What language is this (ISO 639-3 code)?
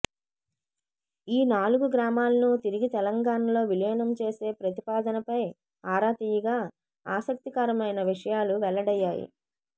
tel